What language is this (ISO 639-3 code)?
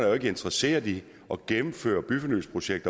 dan